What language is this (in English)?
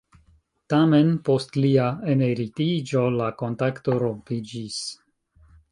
Esperanto